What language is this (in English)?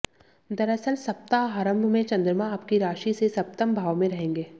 Hindi